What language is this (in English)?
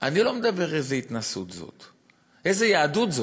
Hebrew